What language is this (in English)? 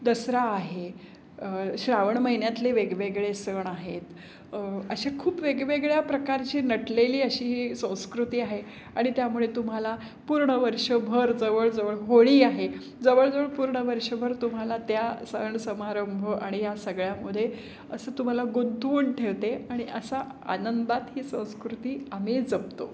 Marathi